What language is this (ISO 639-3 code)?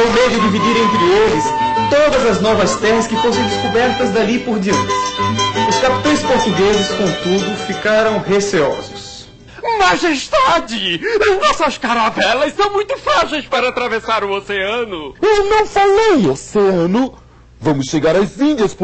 por